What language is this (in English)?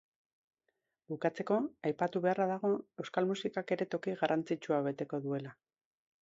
Basque